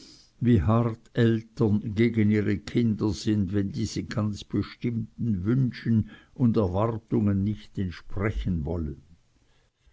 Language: German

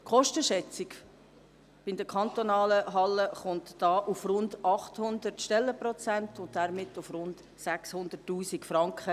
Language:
Swiss German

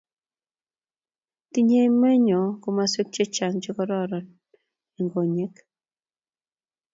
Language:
Kalenjin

